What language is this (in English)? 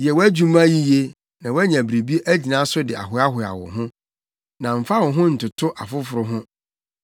Akan